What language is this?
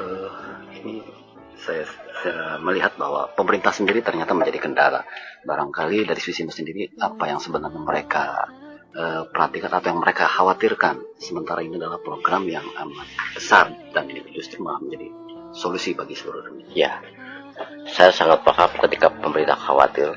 Indonesian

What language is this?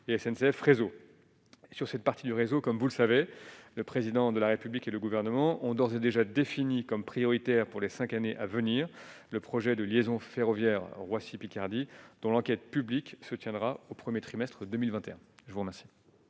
French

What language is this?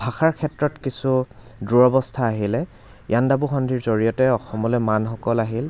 Assamese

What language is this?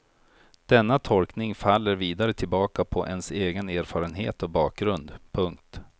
Swedish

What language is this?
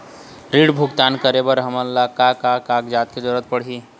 Chhattisgarhi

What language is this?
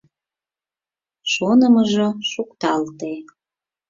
Mari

